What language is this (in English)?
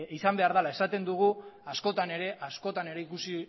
Basque